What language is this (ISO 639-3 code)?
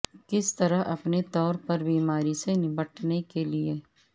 urd